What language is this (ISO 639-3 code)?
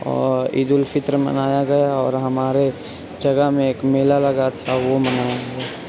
urd